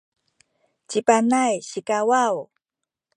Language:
Sakizaya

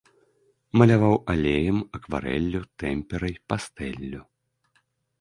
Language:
Belarusian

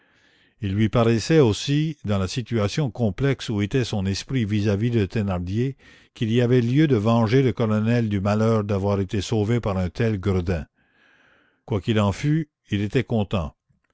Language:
French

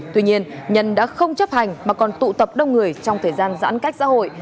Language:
Vietnamese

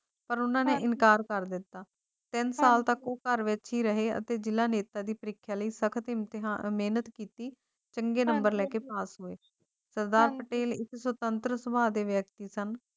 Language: Punjabi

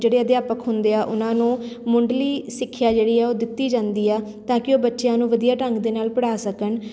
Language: Punjabi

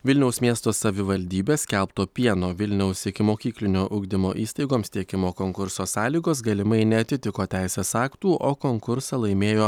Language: Lithuanian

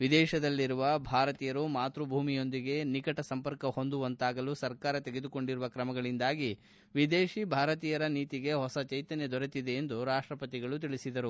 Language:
Kannada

